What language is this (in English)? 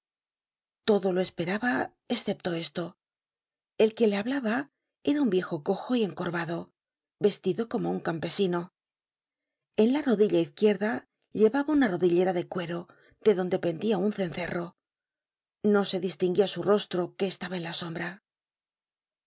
Spanish